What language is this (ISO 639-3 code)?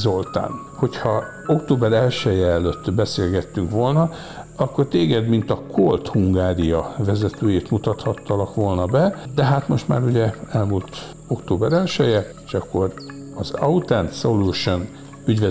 hun